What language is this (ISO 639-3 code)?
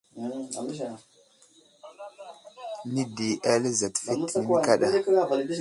udl